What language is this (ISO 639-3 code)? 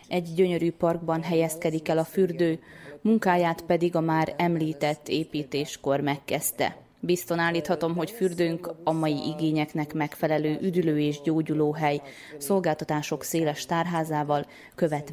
hun